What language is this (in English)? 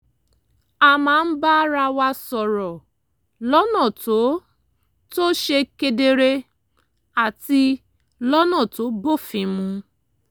Yoruba